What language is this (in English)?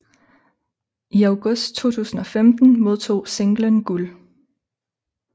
Danish